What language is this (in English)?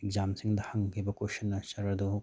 Manipuri